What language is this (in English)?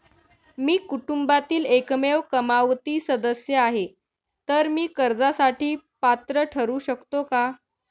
Marathi